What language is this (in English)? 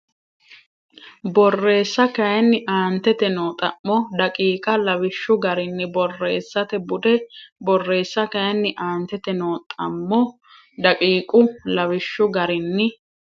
Sidamo